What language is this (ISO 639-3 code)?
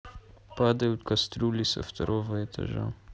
rus